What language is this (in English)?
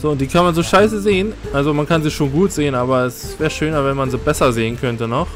German